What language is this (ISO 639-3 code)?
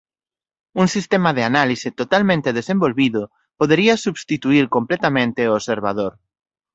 glg